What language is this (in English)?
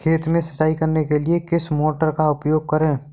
Hindi